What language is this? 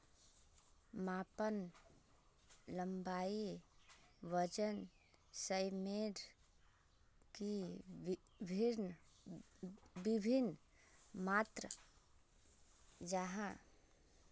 Magahi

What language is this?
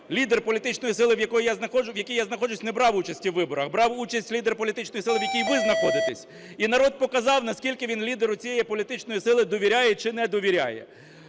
Ukrainian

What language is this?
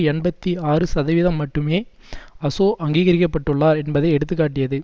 Tamil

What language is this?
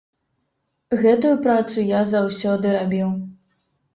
Belarusian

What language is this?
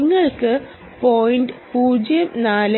Malayalam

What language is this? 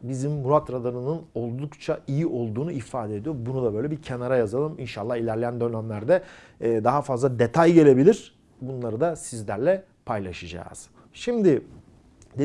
Turkish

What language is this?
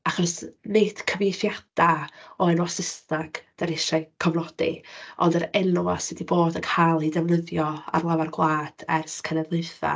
Welsh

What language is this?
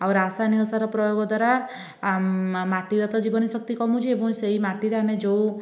Odia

